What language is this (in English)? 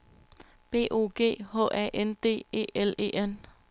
Danish